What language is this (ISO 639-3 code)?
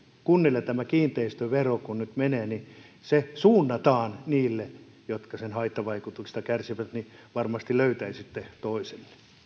fin